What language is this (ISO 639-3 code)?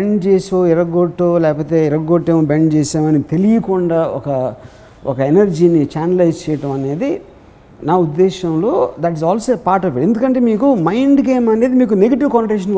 tel